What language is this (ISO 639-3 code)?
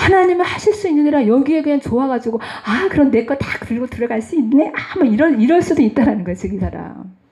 kor